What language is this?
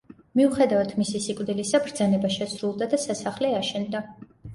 Georgian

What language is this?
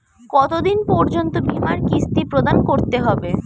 Bangla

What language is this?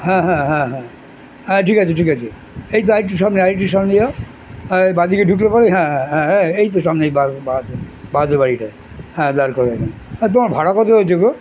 Bangla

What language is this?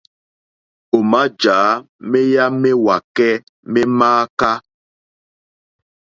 Mokpwe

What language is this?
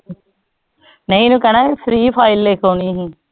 Punjabi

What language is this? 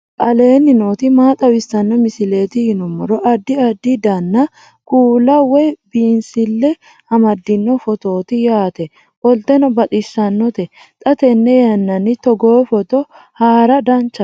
Sidamo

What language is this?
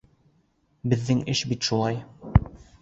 Bashkir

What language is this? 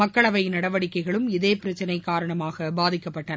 Tamil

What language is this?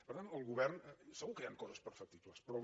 Catalan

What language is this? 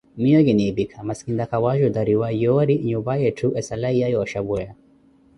Koti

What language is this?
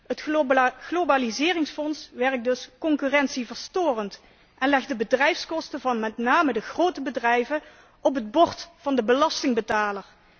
Dutch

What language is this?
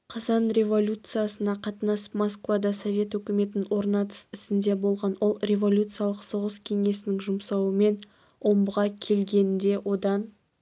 Kazakh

